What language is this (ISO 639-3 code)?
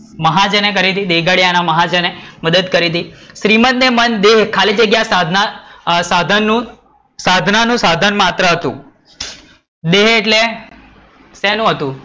guj